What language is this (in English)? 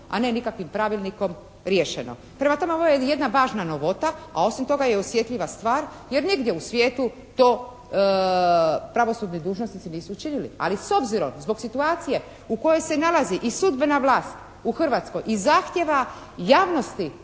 Croatian